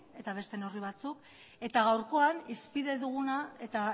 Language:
Basque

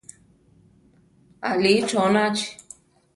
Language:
Central Tarahumara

